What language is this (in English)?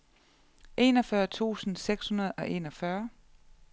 Danish